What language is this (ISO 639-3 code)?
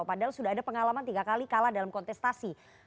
ind